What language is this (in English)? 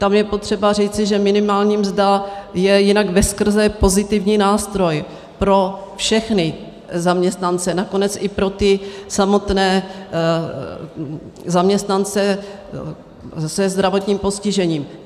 Czech